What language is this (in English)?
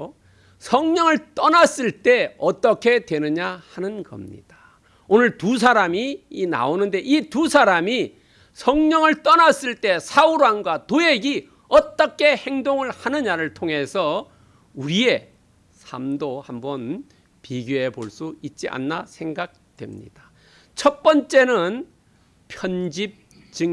Korean